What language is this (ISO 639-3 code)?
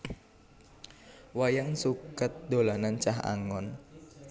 jav